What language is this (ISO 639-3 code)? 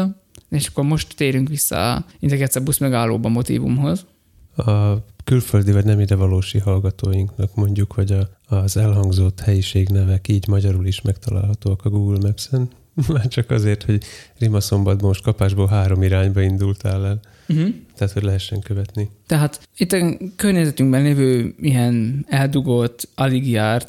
hun